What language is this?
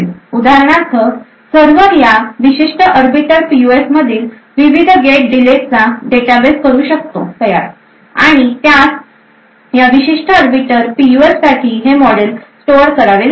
Marathi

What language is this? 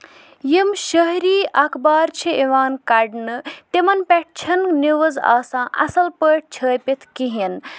Kashmiri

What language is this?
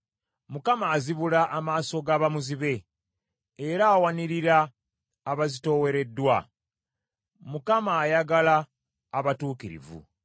Ganda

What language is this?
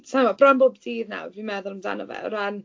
Welsh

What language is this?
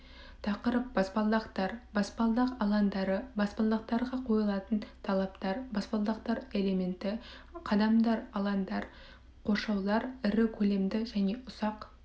Kazakh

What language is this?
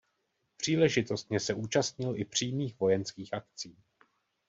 Czech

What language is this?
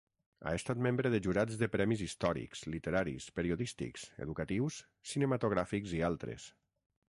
Catalan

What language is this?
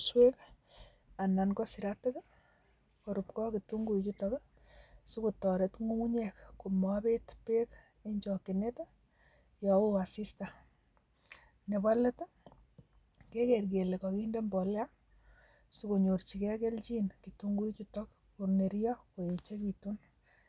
Kalenjin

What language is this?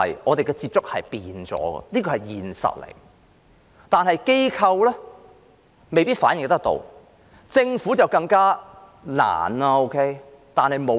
Cantonese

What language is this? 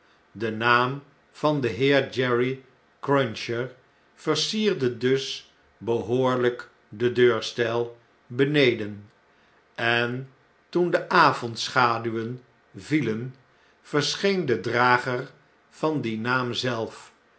Dutch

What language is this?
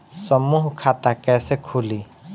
Bhojpuri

